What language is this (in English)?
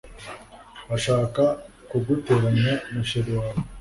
Kinyarwanda